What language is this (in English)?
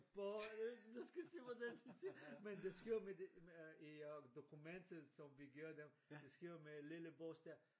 Danish